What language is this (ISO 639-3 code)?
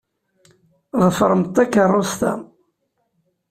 kab